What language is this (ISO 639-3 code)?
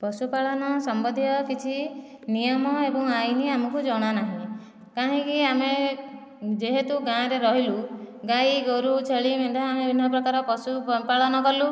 ori